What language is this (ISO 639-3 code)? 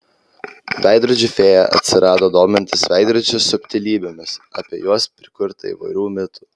lit